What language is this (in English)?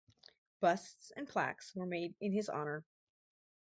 English